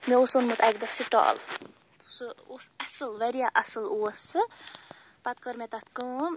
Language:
Kashmiri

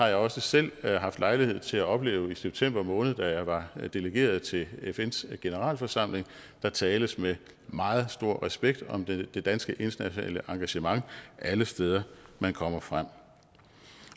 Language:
Danish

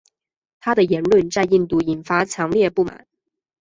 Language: Chinese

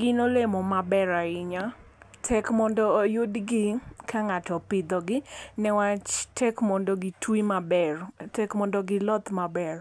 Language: Luo (Kenya and Tanzania)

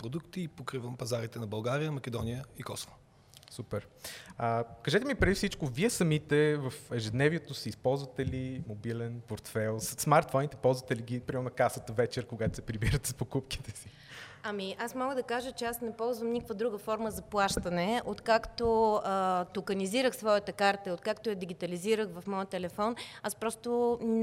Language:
Bulgarian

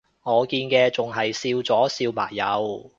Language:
Cantonese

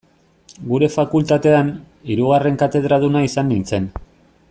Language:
Basque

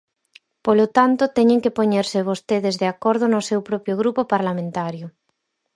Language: Galician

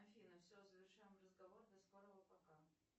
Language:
Russian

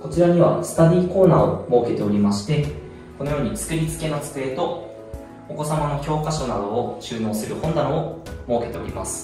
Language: Japanese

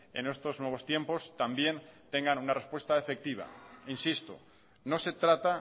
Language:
Spanish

